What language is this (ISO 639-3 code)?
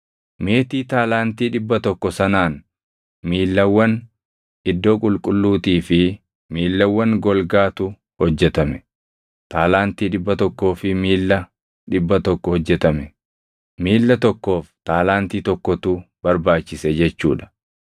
orm